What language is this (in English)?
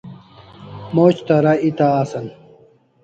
Kalasha